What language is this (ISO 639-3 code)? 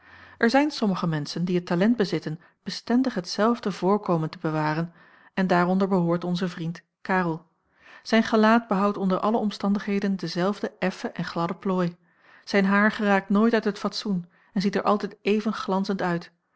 nld